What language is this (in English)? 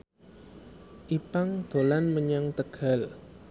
Javanese